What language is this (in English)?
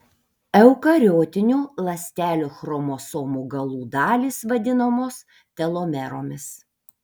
Lithuanian